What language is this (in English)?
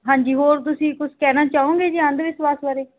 Punjabi